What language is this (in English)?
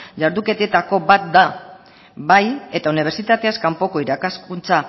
Basque